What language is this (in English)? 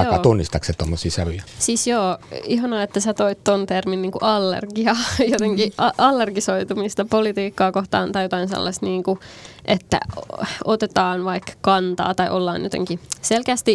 Finnish